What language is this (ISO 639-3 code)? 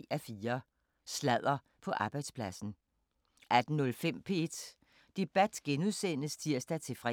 dan